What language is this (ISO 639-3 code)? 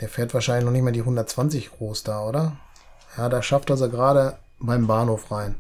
deu